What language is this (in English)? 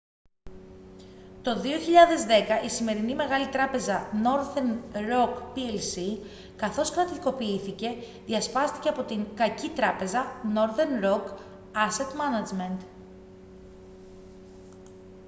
Greek